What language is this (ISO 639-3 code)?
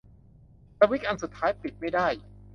tha